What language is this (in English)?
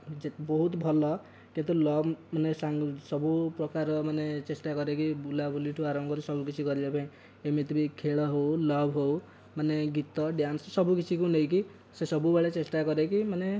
Odia